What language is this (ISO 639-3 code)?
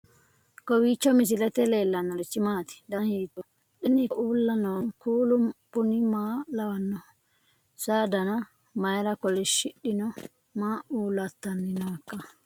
sid